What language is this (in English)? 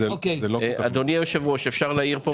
Hebrew